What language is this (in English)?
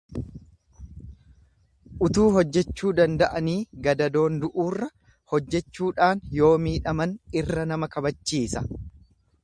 Oromo